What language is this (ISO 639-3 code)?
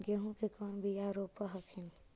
mag